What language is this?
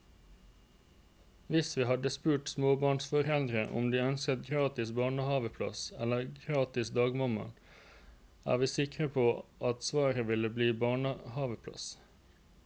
Norwegian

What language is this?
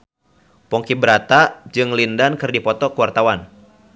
Sundanese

